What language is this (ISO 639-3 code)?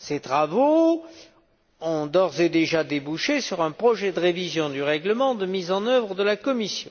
fra